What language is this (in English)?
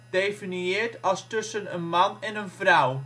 Dutch